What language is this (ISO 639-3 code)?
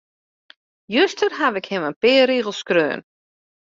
fry